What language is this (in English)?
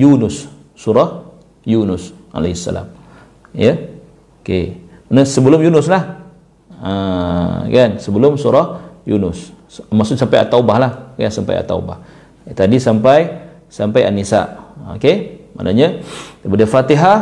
Malay